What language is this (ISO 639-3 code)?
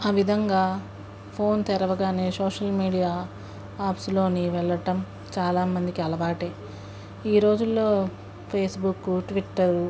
tel